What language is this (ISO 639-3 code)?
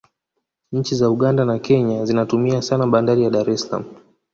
swa